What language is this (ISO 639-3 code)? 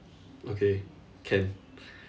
eng